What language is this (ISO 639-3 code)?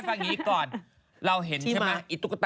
tha